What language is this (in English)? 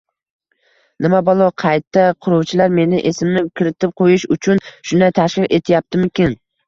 Uzbek